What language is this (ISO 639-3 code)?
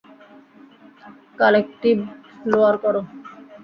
ben